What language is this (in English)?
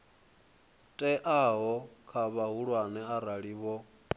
Venda